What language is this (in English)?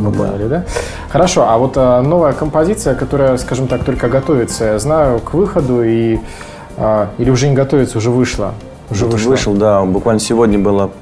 Russian